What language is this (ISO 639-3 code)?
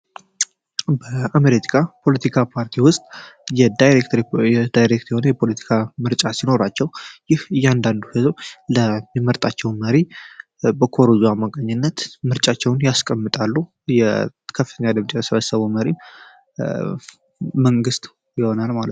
amh